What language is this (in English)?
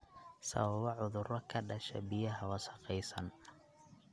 Somali